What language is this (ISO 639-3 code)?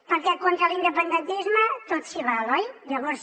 cat